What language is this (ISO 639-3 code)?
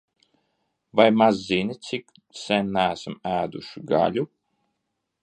lav